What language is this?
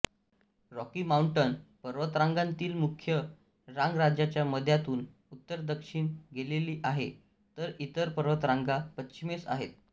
Marathi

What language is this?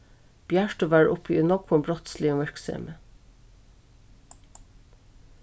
Faroese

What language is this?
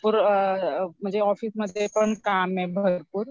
Marathi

